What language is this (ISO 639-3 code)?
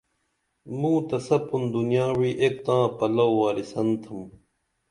dml